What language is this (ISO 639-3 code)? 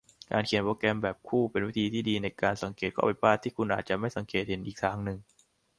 tha